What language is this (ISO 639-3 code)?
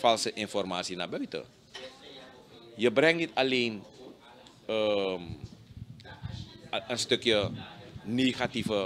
nld